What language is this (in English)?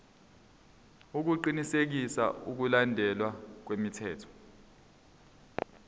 Zulu